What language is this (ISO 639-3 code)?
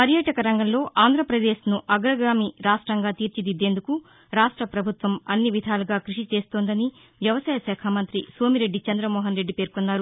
tel